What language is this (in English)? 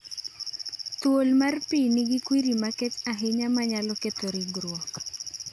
Luo (Kenya and Tanzania)